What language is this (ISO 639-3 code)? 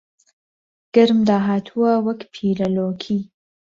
ckb